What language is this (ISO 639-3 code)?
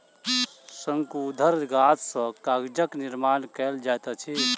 mai